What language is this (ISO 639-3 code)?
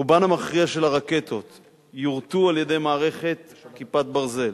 heb